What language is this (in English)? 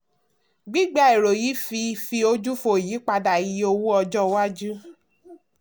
Yoruba